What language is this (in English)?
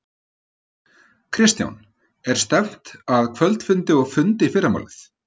Icelandic